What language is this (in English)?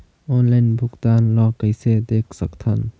Chhattisgarhi